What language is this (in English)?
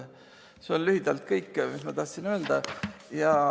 Estonian